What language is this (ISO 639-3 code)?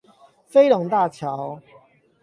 zho